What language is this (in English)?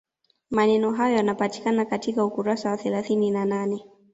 Swahili